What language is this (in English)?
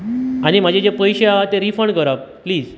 Konkani